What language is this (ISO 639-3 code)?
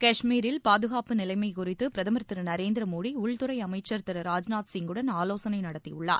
tam